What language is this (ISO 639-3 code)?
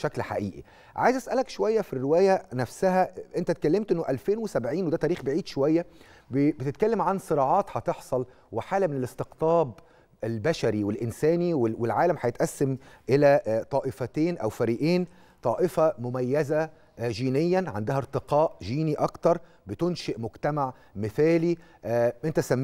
ara